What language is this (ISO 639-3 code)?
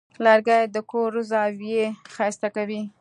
pus